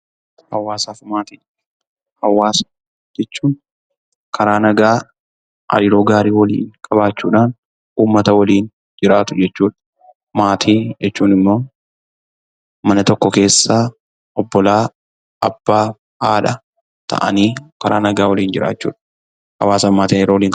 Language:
Oromo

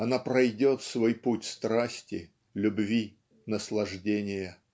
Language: Russian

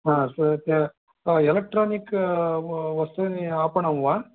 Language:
Sanskrit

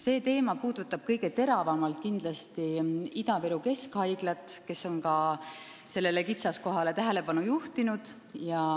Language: Estonian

